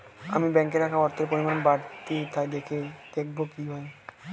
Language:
Bangla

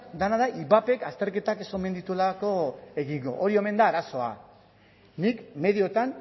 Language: Basque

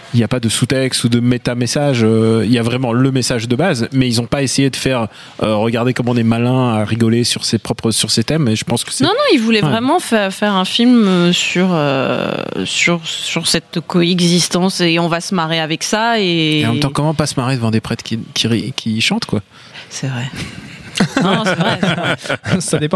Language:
French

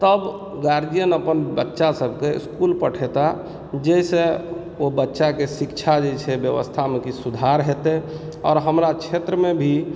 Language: Maithili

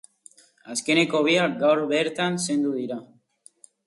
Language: Basque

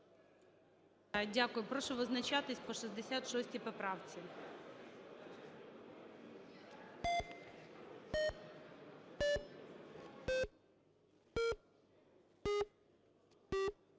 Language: Ukrainian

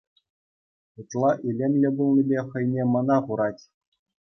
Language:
Chuvash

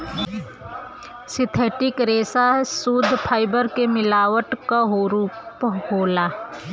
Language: Bhojpuri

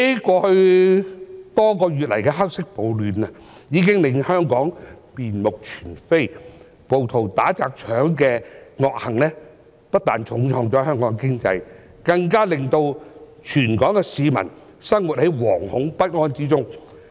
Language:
Cantonese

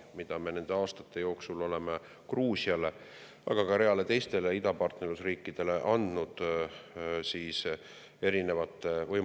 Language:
Estonian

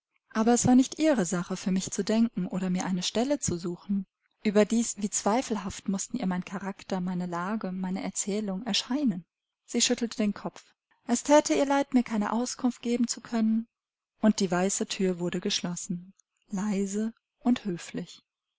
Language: German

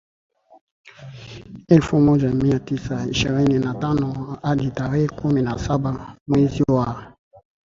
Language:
Swahili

